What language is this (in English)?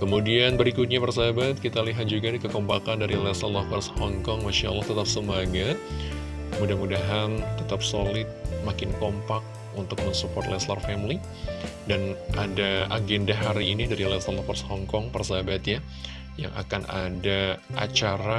Indonesian